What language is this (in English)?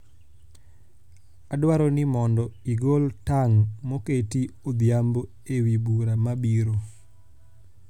Luo (Kenya and Tanzania)